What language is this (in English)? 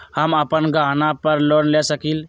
Magahi